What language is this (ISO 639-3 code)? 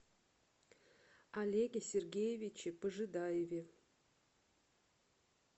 rus